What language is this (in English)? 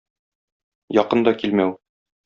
Tatar